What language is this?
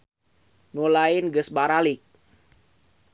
Sundanese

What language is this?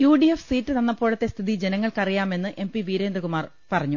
Malayalam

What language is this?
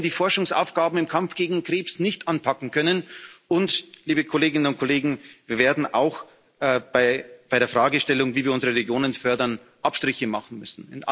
German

